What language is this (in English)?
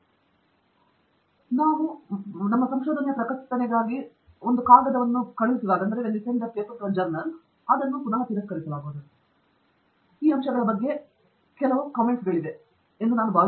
Kannada